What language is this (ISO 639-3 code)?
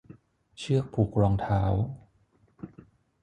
tha